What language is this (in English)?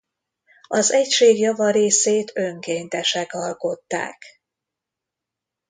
Hungarian